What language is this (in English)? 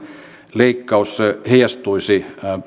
Finnish